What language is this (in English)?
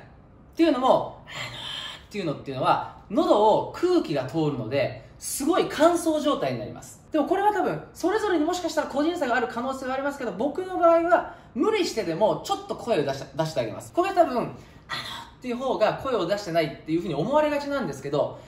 Japanese